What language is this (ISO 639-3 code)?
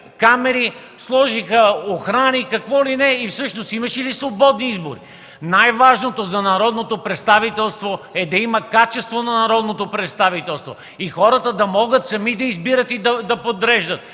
bul